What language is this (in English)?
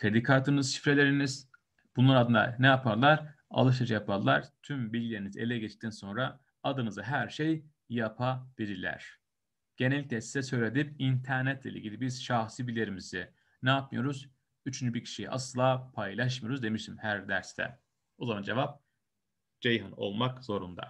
Turkish